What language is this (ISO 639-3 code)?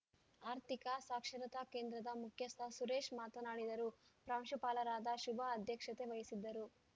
kan